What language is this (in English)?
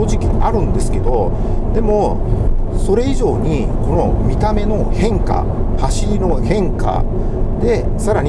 Japanese